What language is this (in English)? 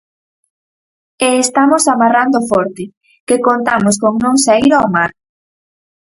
Galician